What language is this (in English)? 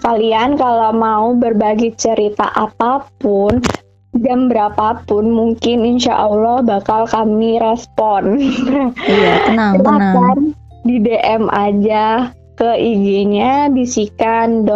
Indonesian